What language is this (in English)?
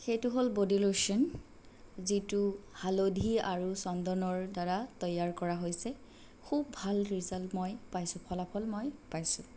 Assamese